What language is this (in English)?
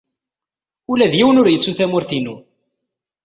Kabyle